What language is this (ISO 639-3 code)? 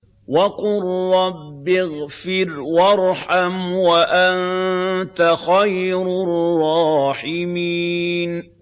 ara